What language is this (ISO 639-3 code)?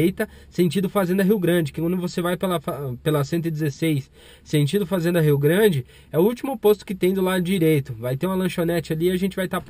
por